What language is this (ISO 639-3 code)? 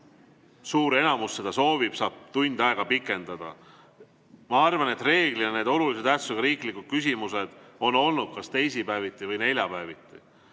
est